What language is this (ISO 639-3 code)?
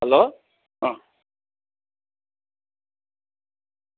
nep